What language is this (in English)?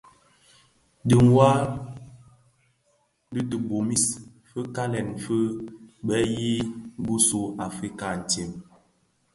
Bafia